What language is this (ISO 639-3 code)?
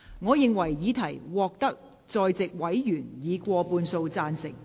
yue